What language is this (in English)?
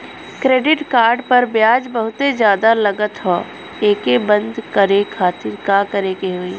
Bhojpuri